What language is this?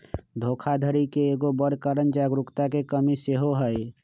Magahi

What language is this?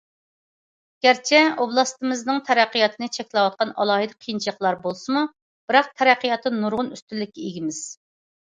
Uyghur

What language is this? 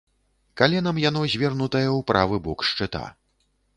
Belarusian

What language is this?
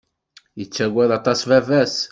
Kabyle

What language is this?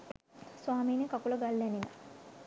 Sinhala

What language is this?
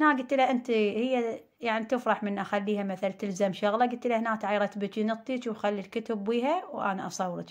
Arabic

